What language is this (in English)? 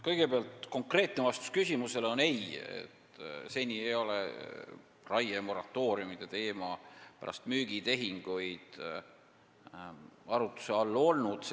Estonian